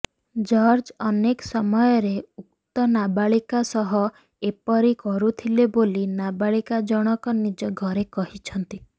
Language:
Odia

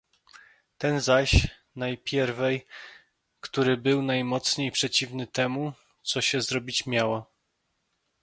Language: Polish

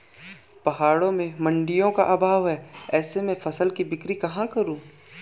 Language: Hindi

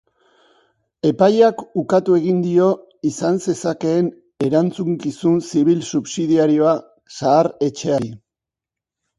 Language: Basque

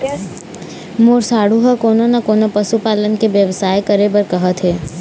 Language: Chhattisgarhi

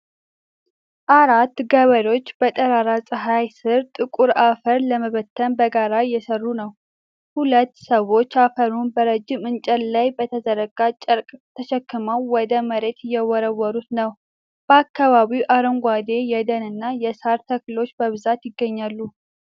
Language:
Amharic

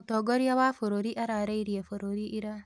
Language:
Kikuyu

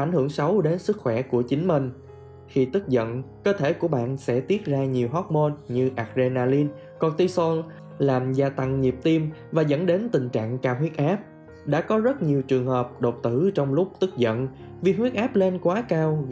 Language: Vietnamese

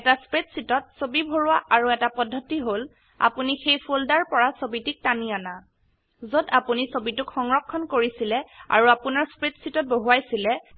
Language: Assamese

